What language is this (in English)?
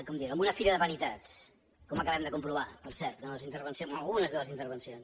Catalan